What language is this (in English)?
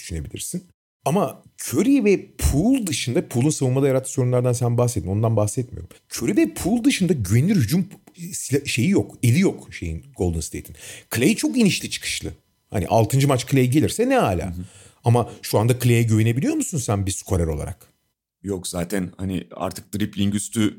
Turkish